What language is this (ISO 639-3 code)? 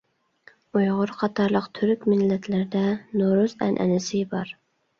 uig